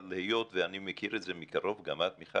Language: Hebrew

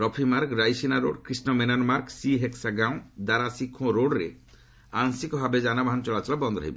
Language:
Odia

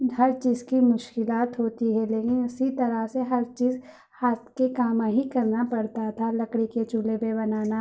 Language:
Urdu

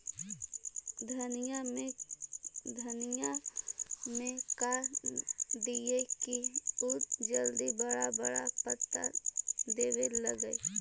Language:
Magahi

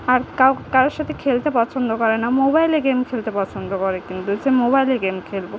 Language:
Bangla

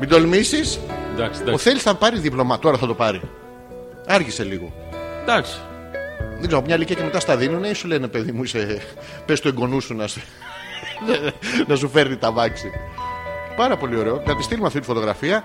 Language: Greek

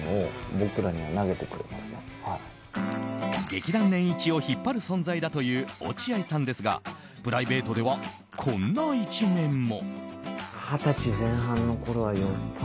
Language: Japanese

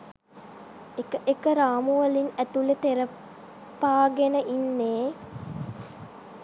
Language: Sinhala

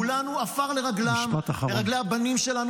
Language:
Hebrew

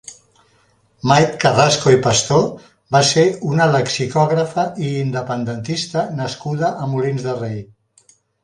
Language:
Catalan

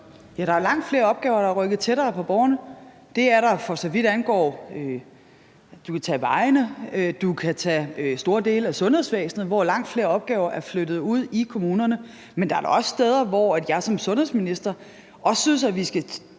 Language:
Danish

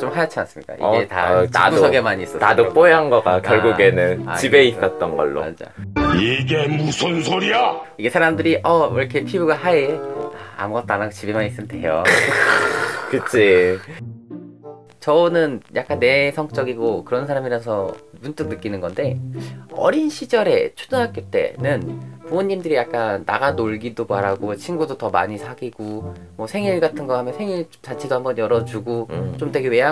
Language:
Korean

